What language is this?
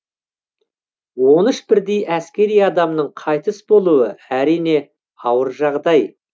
Kazakh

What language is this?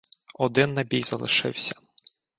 Ukrainian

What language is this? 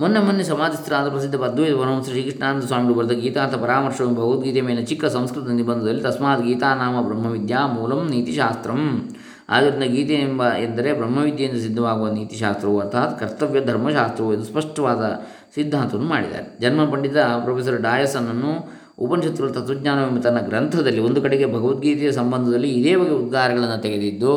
Kannada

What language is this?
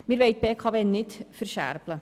Swiss German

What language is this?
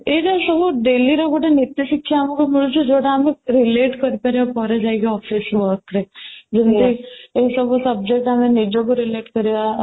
Odia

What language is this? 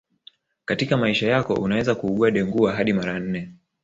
Swahili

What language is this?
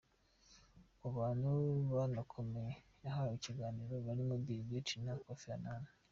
Kinyarwanda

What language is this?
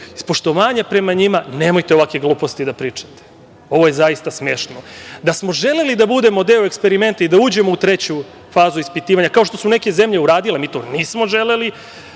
Serbian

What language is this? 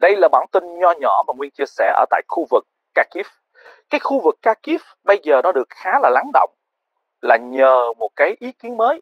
Vietnamese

